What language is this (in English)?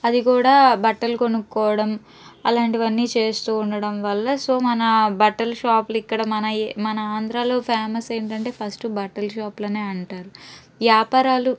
Telugu